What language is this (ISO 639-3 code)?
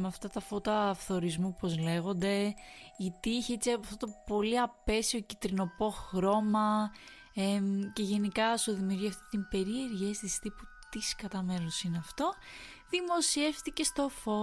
ell